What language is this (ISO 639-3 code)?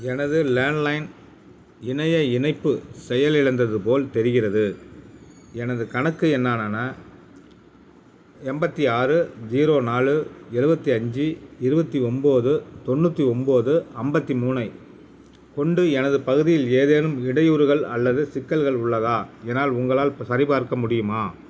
tam